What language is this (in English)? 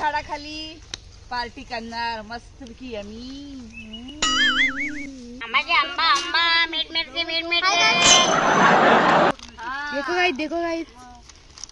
Arabic